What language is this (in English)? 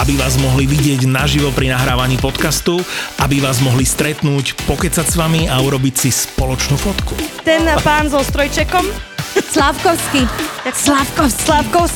Slovak